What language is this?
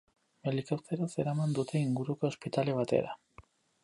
Basque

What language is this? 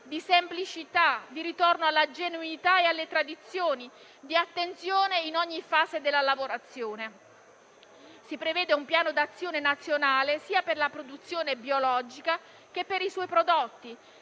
Italian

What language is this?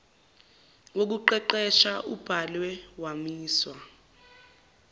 Zulu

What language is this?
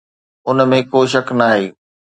Sindhi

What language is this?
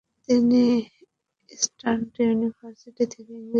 Bangla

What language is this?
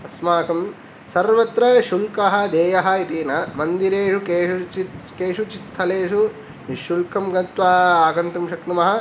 Sanskrit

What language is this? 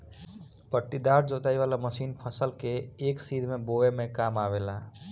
Bhojpuri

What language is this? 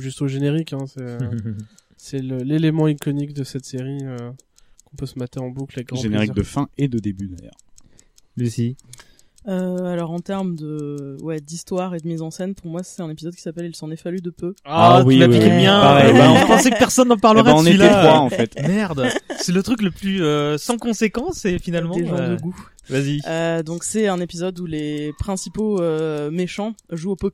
French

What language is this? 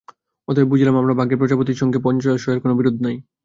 Bangla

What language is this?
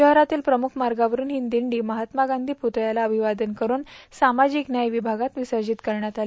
Marathi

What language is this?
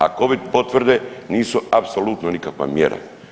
Croatian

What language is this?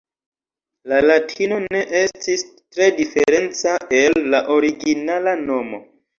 Esperanto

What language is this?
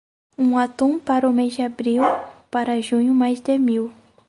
Portuguese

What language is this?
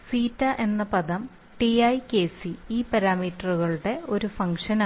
Malayalam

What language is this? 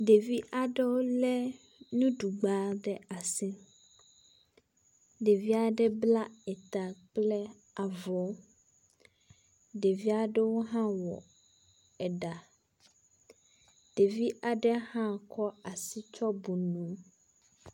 Ewe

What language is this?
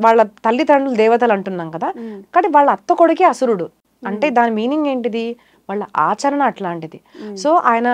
Telugu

